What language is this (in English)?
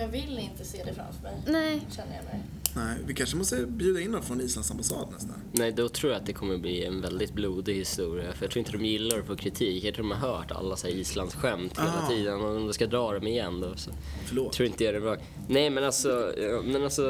Swedish